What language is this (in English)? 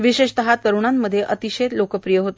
Marathi